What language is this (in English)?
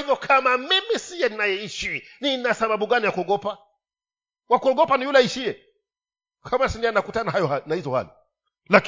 Swahili